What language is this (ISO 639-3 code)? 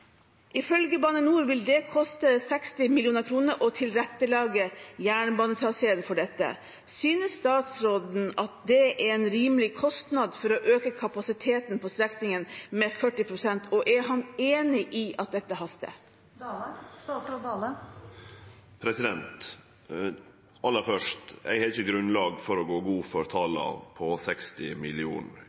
nor